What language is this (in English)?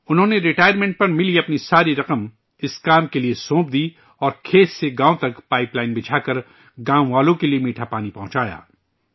Urdu